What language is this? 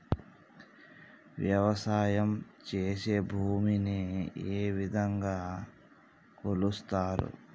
Telugu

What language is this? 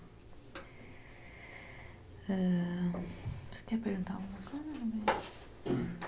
Portuguese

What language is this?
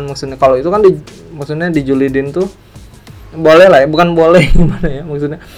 Indonesian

